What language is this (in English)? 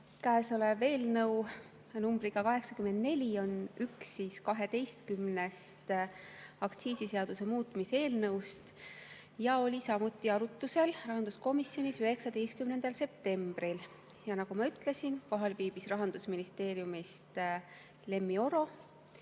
Estonian